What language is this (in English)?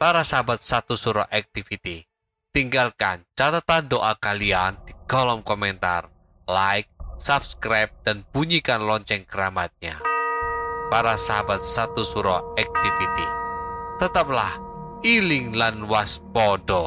Indonesian